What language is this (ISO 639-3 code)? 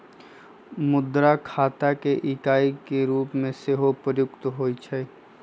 mag